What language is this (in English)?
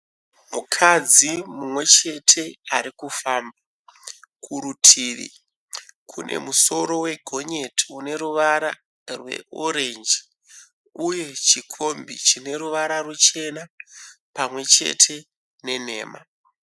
Shona